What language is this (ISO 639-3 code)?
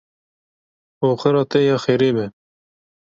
kur